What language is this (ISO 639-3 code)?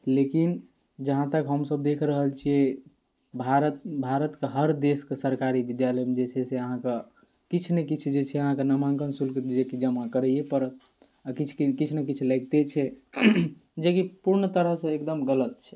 mai